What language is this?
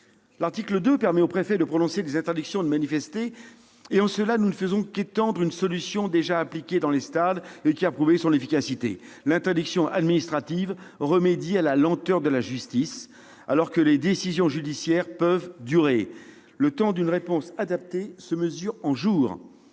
French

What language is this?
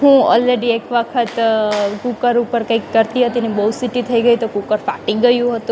Gujarati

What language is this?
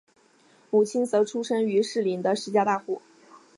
Chinese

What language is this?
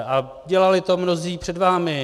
Czech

